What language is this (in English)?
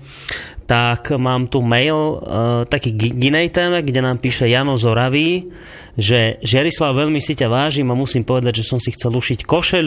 Slovak